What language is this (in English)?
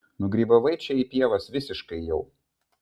Lithuanian